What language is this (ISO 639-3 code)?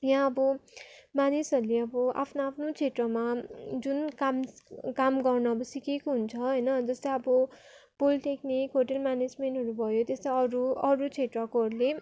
nep